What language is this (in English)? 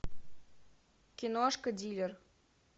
Russian